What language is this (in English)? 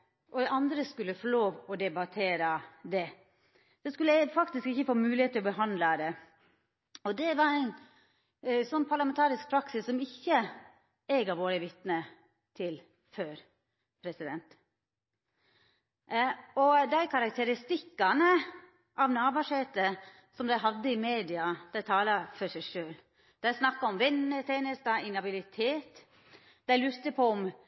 Norwegian Nynorsk